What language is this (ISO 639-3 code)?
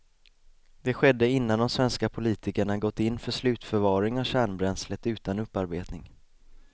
swe